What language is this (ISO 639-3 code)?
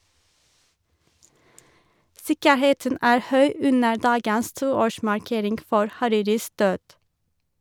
nor